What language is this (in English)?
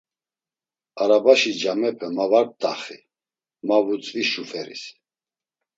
Laz